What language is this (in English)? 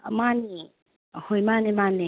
Manipuri